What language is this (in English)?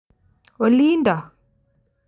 Kalenjin